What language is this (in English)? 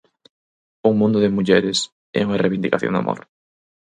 Galician